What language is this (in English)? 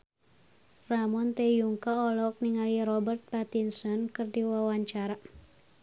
Sundanese